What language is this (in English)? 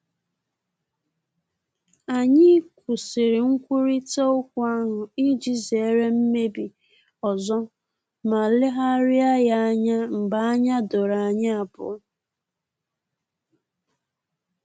Igbo